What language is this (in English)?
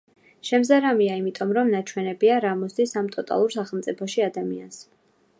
Georgian